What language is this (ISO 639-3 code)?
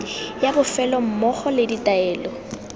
tsn